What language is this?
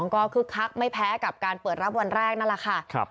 Thai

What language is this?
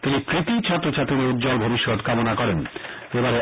Bangla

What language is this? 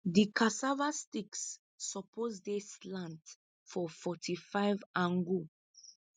Nigerian Pidgin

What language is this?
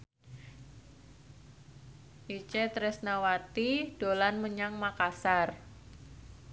Javanese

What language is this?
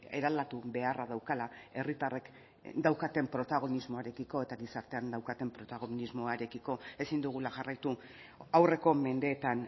Basque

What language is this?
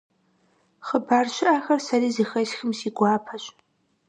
Kabardian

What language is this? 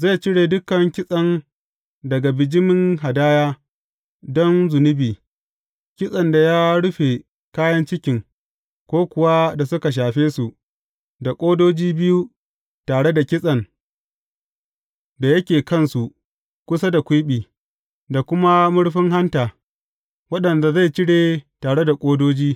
Hausa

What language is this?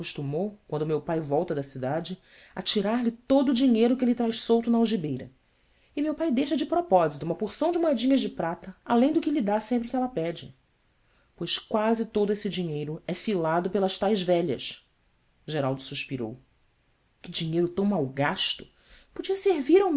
Portuguese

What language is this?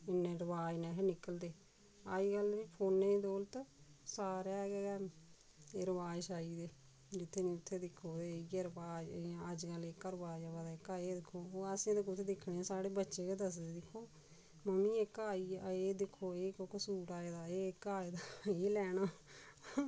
Dogri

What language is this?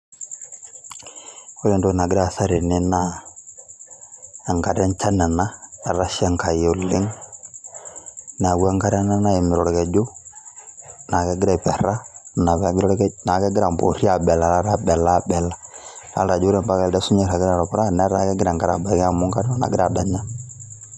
Masai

